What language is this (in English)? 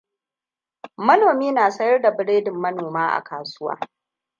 Hausa